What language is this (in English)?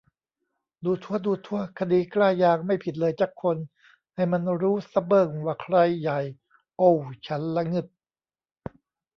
Thai